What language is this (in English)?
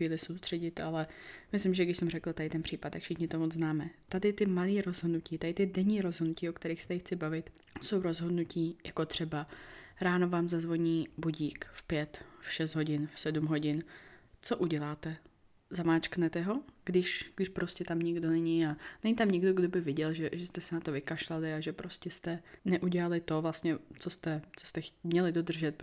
Czech